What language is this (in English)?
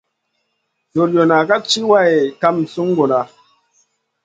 Masana